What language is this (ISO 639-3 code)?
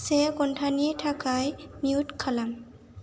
brx